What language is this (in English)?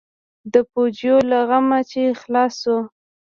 Pashto